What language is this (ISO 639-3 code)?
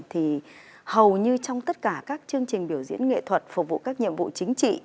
vie